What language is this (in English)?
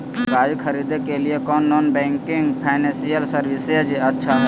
Magahi